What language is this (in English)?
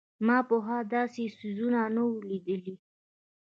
Pashto